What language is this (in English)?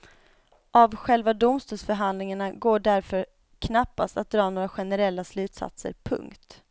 Swedish